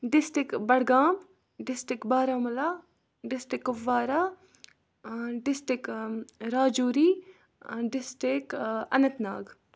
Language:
Kashmiri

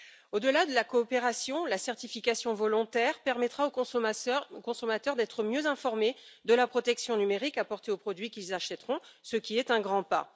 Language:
French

